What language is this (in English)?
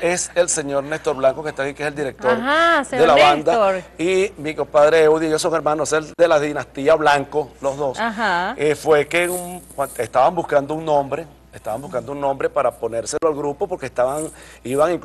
Spanish